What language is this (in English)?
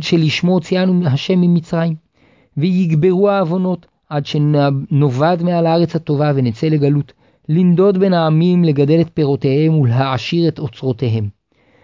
Hebrew